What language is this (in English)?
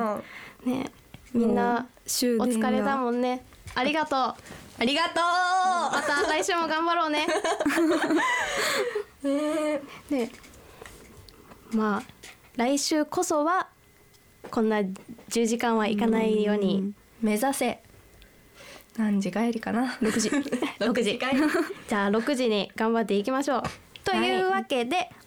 Japanese